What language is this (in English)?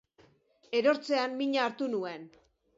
Basque